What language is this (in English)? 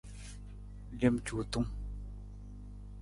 Nawdm